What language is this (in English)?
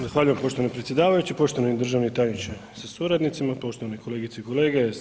Croatian